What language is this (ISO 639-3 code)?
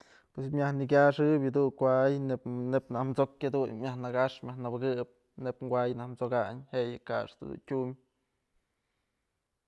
mzl